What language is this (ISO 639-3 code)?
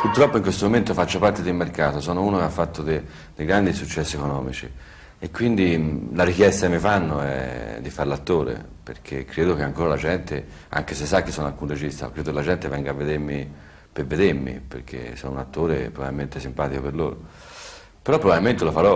ita